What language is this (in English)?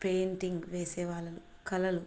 Telugu